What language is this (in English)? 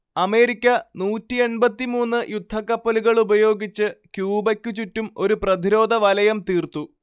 Malayalam